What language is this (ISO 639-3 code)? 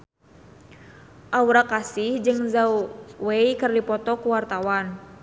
sun